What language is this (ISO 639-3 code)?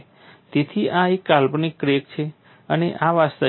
guj